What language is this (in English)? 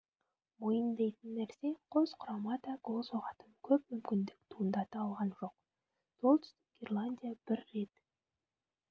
Kazakh